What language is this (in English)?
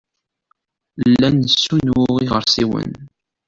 Kabyle